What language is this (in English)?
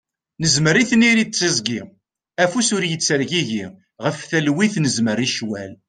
Kabyle